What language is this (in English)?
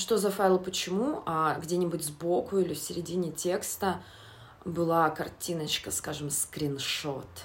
Russian